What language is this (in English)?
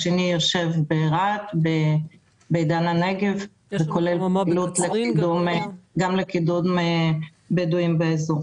Hebrew